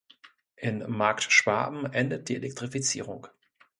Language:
German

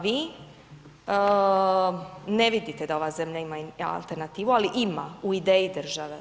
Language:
Croatian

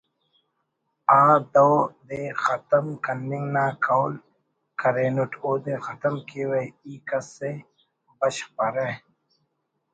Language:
Brahui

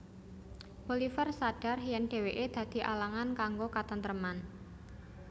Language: Javanese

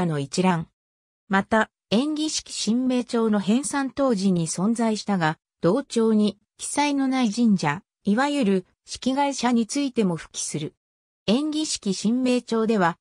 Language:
Japanese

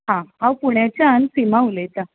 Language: Konkani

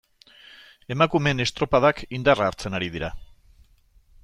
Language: Basque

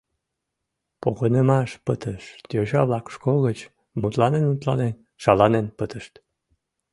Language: Mari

